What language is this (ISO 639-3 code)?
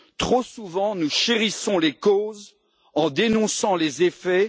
fra